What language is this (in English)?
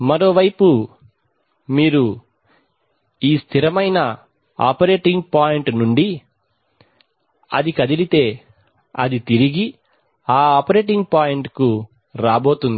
Telugu